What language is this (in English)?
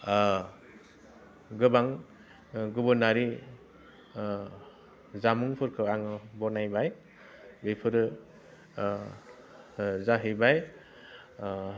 Bodo